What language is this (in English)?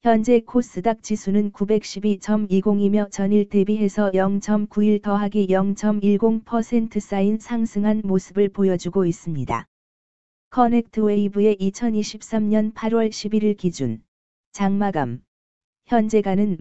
Korean